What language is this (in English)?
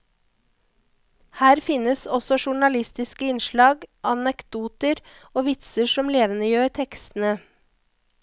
Norwegian